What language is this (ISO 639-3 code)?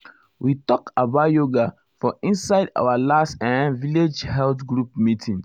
pcm